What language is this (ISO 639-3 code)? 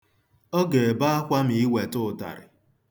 ibo